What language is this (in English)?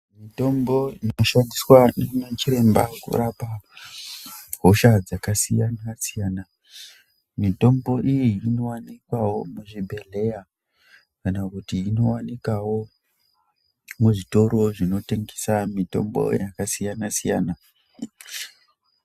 Ndau